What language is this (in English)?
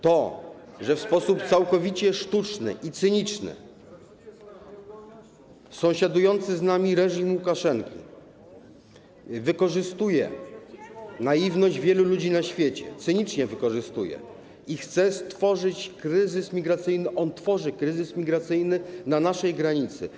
Polish